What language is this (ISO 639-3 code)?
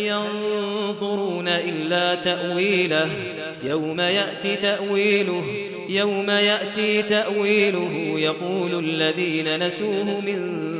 ara